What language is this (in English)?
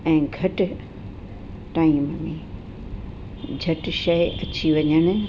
Sindhi